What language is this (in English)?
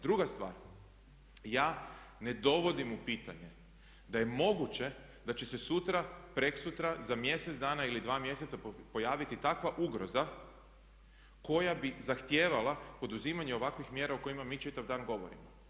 Croatian